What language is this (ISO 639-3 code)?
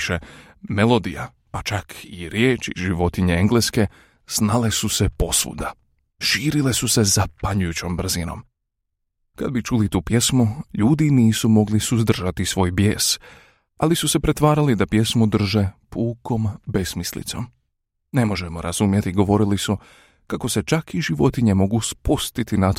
hrv